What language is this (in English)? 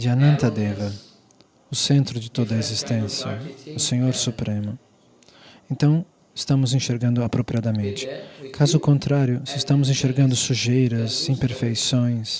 Portuguese